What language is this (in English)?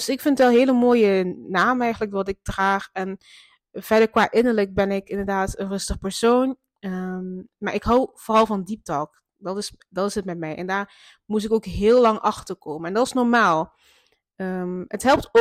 Dutch